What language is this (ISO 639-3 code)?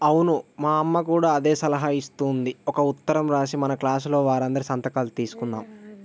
tel